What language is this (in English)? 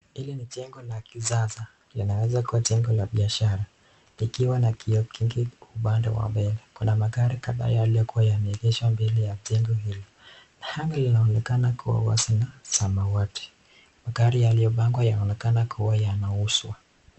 Swahili